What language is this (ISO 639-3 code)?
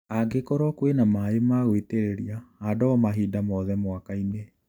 kik